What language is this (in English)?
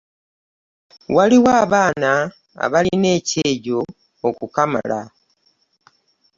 Ganda